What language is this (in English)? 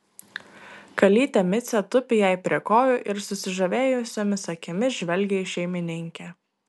Lithuanian